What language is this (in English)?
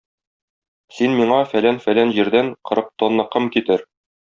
Tatar